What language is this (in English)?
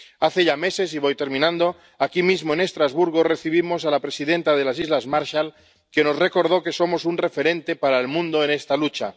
Spanish